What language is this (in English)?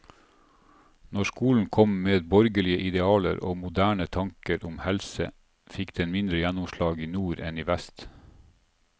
Norwegian